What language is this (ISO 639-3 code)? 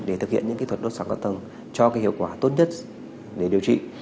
vie